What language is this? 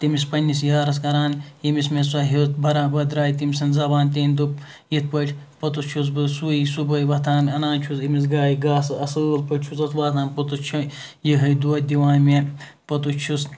Kashmiri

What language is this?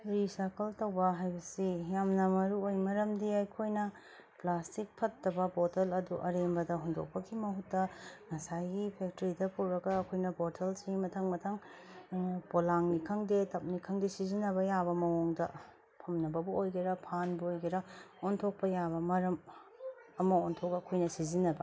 Manipuri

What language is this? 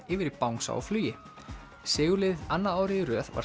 Icelandic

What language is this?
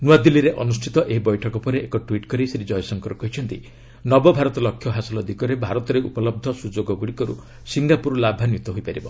Odia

